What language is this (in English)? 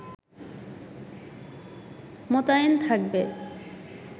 Bangla